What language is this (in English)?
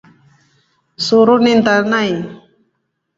Rombo